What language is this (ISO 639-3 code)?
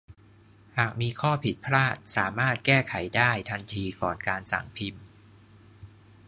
tha